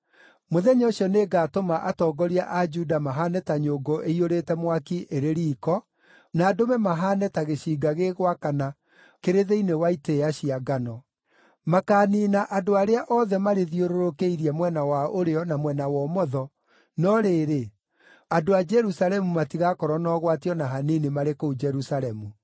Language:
Kikuyu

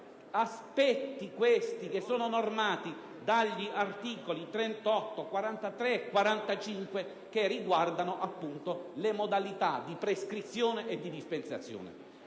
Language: Italian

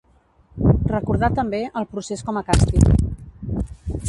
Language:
Catalan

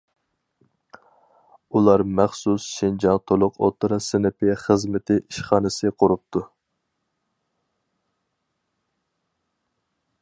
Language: Uyghur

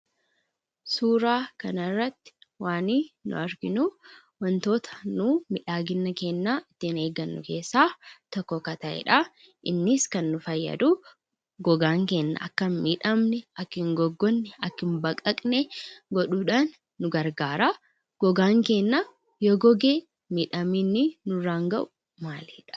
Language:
Oromo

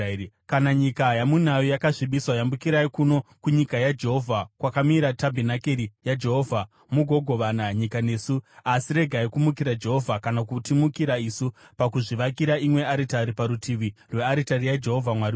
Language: Shona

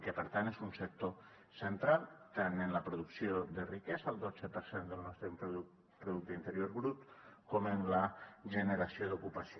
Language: Catalan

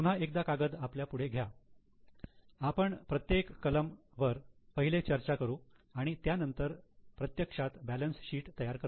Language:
Marathi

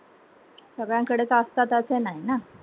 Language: Marathi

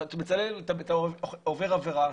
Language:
Hebrew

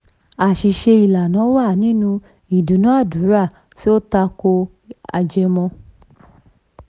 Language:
Yoruba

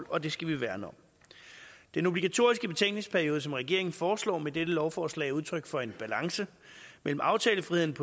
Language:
Danish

